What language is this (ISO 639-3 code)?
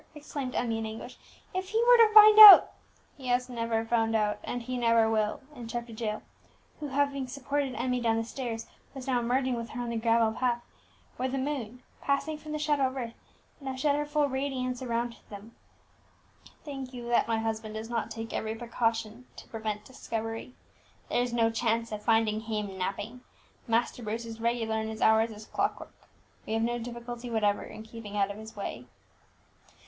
eng